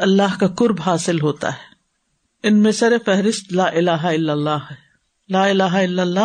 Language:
Urdu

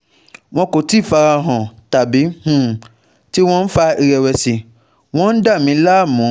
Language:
Yoruba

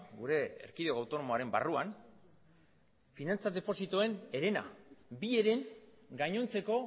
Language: Basque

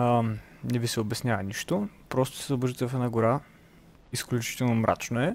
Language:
Bulgarian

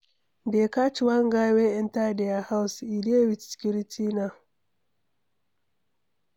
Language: Nigerian Pidgin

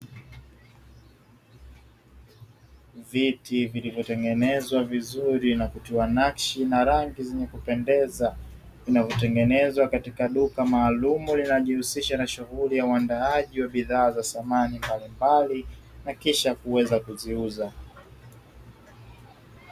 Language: Swahili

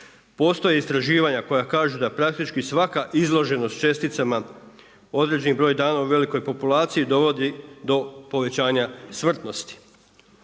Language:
Croatian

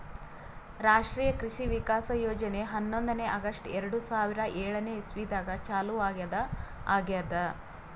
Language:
Kannada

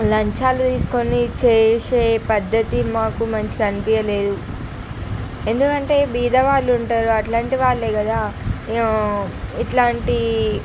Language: Telugu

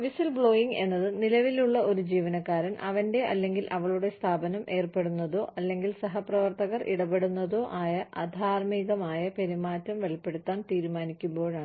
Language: Malayalam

